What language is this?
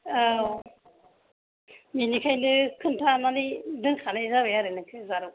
Bodo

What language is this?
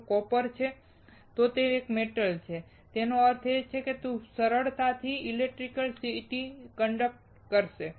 Gujarati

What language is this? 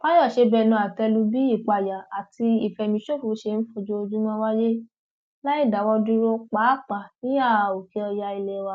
Yoruba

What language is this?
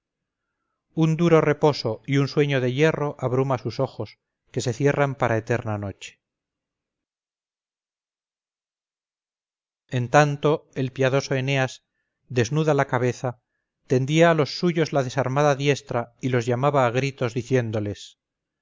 Spanish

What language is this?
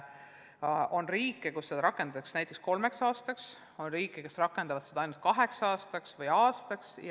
Estonian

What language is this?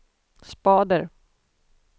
Swedish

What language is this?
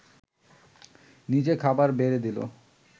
Bangla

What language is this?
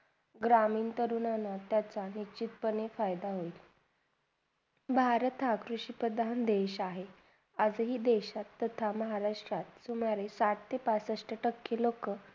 Marathi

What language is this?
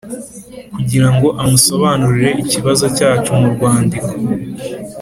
Kinyarwanda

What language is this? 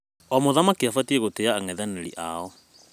Kikuyu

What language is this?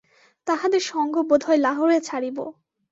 Bangla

